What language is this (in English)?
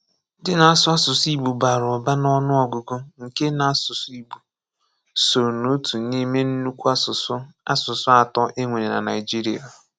Igbo